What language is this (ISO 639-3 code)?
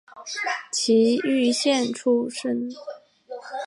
zho